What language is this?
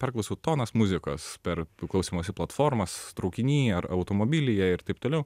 Lithuanian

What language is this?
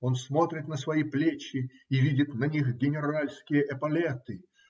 Russian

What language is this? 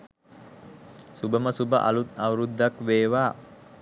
Sinhala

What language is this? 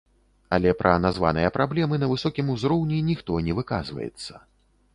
Belarusian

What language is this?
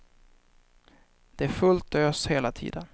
Swedish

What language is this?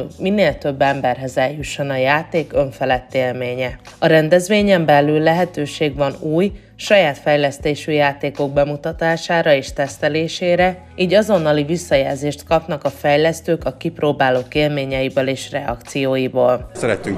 Hungarian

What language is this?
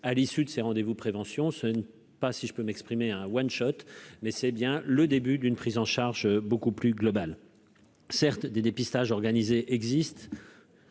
French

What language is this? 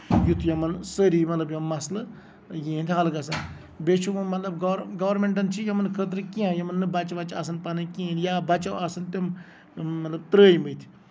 Kashmiri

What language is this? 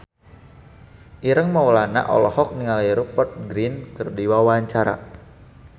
Sundanese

